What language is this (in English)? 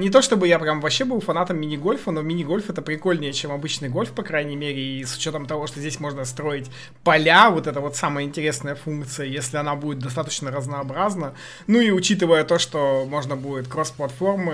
Russian